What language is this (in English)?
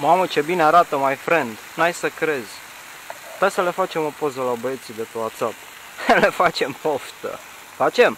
Romanian